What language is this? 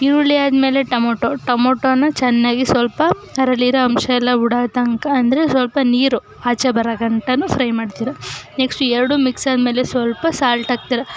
Kannada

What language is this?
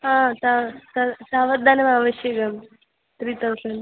Sanskrit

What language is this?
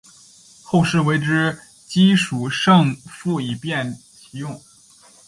Chinese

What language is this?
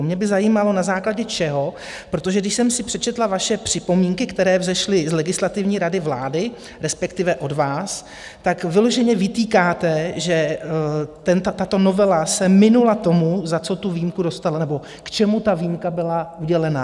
Czech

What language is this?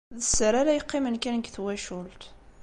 Kabyle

